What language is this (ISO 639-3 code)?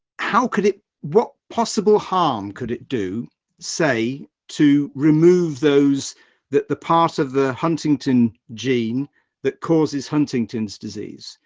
eng